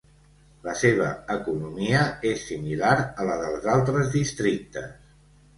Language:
Catalan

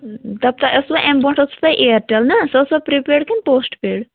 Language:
Kashmiri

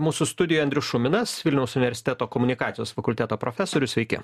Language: Lithuanian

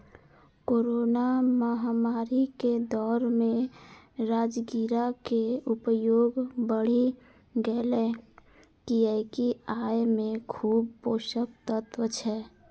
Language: Maithili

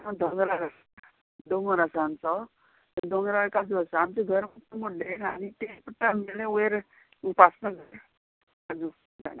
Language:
Konkani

